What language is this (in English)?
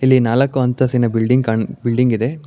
Kannada